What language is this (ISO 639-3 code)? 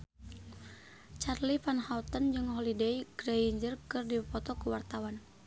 sun